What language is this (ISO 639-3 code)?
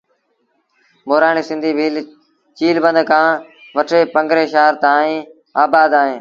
sbn